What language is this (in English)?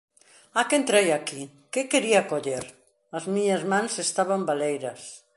Galician